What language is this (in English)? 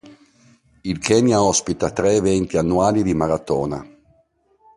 Italian